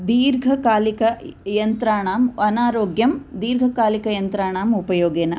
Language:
Sanskrit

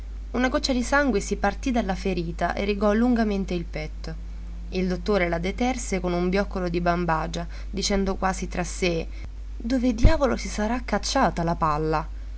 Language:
Italian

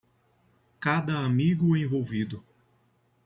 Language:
Portuguese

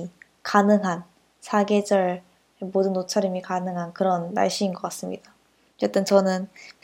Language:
Korean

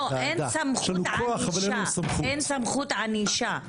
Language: Hebrew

